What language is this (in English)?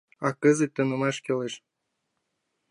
Mari